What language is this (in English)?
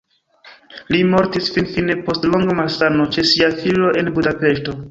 Esperanto